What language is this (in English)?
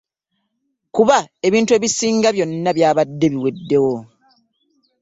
Ganda